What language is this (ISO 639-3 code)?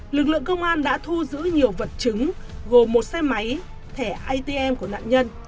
vie